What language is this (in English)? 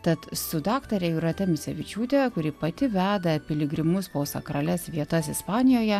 Lithuanian